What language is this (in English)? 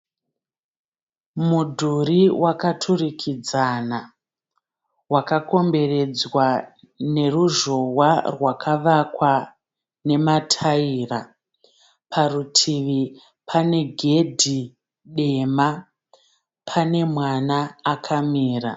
Shona